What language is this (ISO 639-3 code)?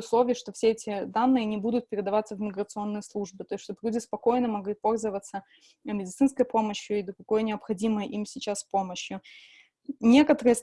rus